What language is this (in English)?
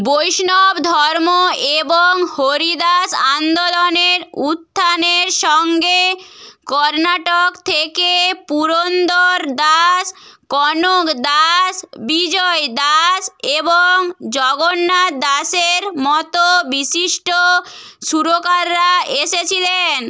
Bangla